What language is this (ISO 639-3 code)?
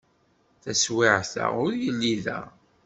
kab